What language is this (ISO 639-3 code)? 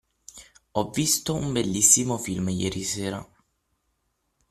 ita